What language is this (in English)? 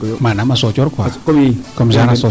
Serer